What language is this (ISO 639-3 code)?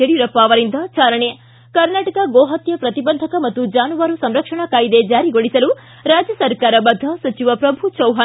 kan